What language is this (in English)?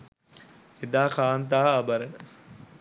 Sinhala